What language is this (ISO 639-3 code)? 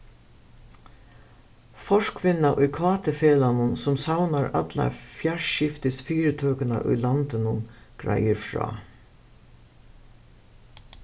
fao